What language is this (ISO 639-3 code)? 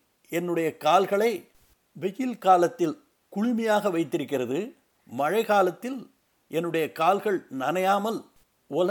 tam